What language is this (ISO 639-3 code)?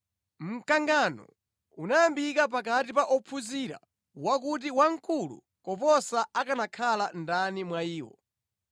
nya